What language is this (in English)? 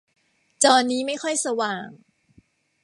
Thai